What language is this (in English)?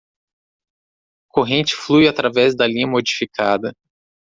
Portuguese